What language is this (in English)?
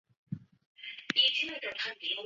Chinese